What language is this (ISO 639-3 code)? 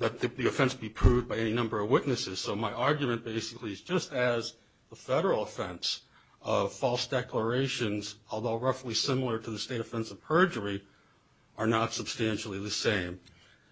eng